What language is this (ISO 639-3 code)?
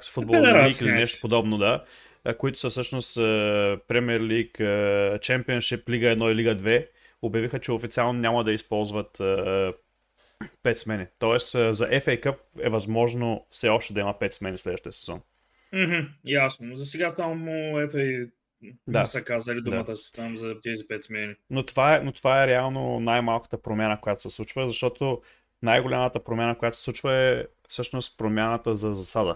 bul